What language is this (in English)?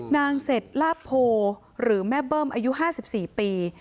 Thai